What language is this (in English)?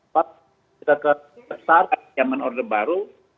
Indonesian